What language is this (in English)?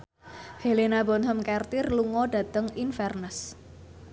Javanese